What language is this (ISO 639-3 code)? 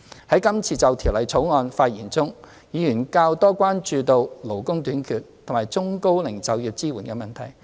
yue